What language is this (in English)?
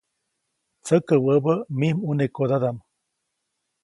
Copainalá Zoque